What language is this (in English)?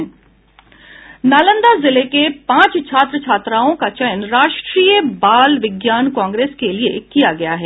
Hindi